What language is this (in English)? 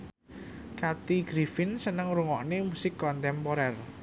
Javanese